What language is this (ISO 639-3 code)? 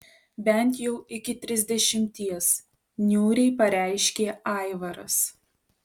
lit